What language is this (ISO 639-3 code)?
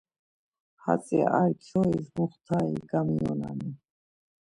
lzz